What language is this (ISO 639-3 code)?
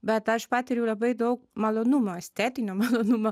lit